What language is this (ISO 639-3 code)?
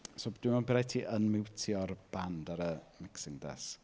cym